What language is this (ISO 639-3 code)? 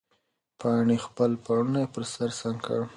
pus